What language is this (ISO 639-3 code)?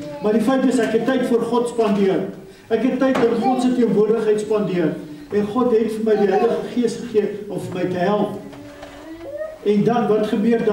nld